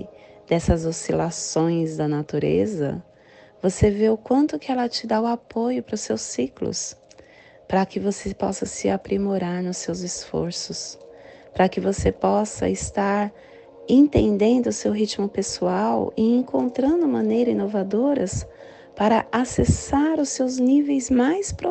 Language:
Portuguese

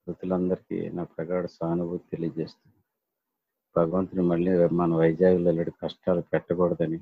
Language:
Telugu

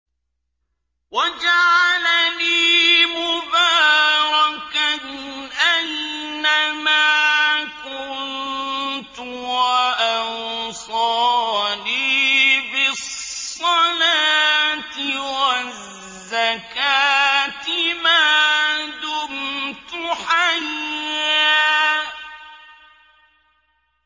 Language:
Arabic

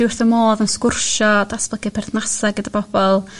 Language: Welsh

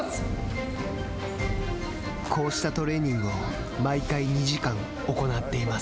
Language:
Japanese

